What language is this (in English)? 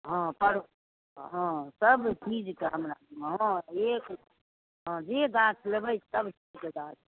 Maithili